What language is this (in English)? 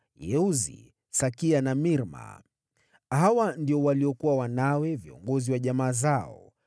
Swahili